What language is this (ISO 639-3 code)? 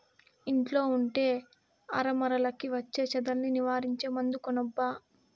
tel